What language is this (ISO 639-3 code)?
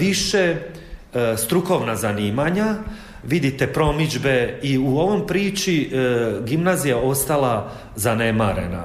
hrv